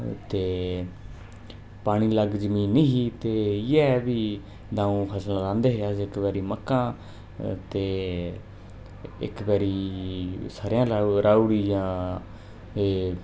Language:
Dogri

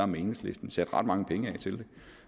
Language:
Danish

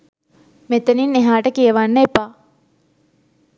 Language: Sinhala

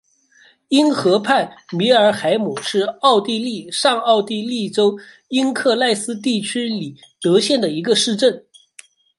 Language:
Chinese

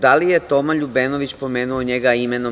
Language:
Serbian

